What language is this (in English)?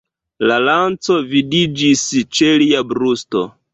Esperanto